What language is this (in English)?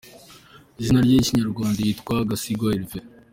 Kinyarwanda